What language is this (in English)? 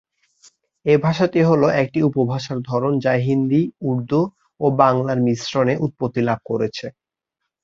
Bangla